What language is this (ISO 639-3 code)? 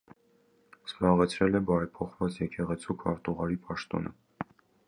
hye